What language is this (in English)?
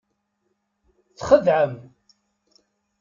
Kabyle